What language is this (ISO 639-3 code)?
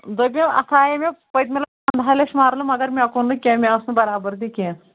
kas